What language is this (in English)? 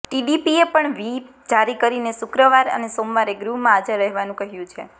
Gujarati